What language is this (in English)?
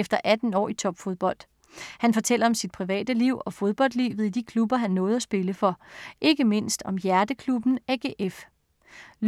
Danish